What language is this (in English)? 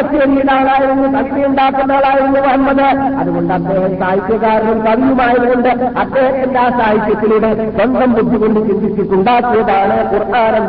Malayalam